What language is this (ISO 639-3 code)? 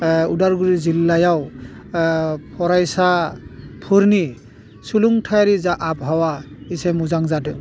brx